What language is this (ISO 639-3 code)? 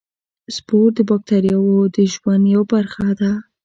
pus